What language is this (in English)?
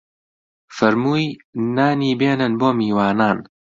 Central Kurdish